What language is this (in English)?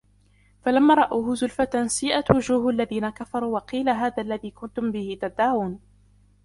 Arabic